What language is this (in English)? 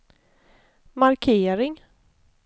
Swedish